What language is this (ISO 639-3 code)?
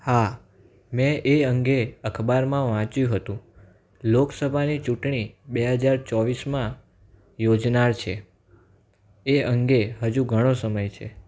guj